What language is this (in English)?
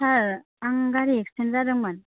Bodo